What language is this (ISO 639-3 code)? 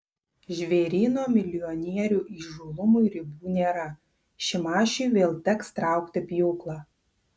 lit